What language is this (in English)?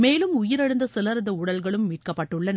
Tamil